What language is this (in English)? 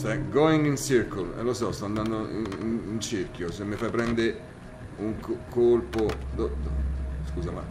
Italian